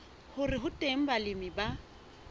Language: Southern Sotho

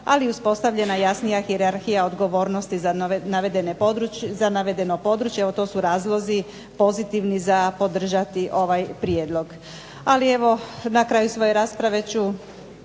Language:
Croatian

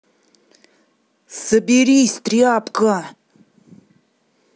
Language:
Russian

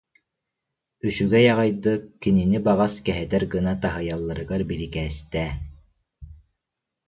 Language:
Yakut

